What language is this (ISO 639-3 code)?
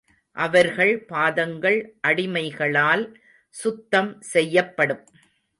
tam